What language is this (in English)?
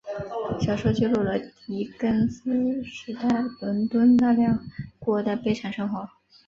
Chinese